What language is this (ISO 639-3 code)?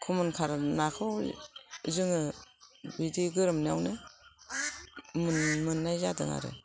brx